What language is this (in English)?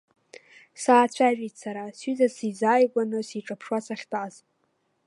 Abkhazian